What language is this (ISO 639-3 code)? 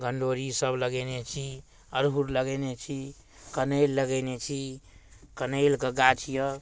mai